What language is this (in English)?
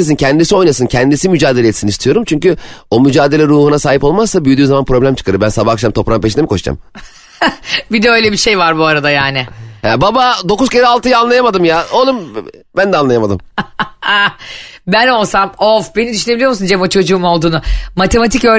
Turkish